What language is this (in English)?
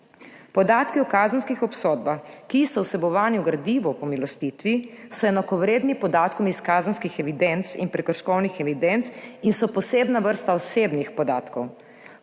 Slovenian